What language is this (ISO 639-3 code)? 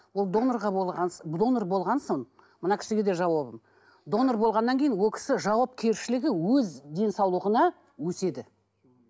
kaz